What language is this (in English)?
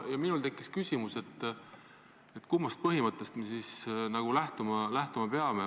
Estonian